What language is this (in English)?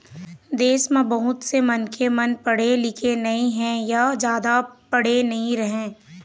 Chhattisgarhi